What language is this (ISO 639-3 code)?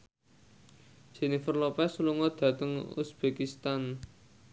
jav